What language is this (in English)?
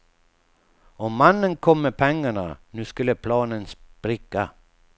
Swedish